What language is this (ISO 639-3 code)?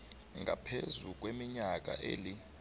nbl